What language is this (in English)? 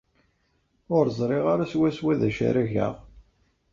Kabyle